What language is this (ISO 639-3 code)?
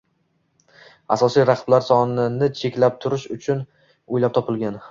uzb